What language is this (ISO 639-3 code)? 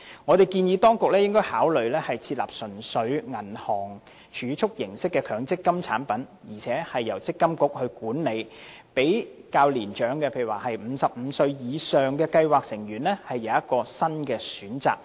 yue